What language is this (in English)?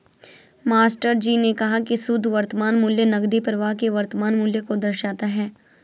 Hindi